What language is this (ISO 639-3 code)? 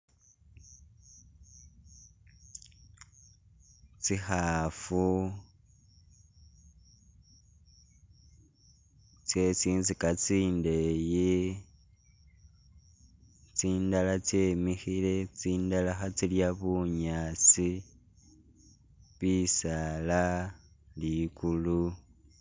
myx